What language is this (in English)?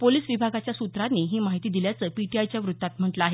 Marathi